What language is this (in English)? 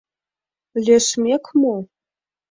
Mari